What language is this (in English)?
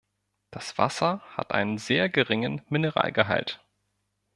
German